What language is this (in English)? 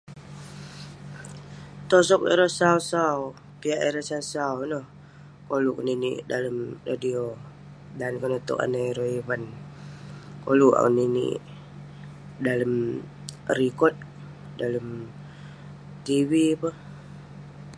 Western Penan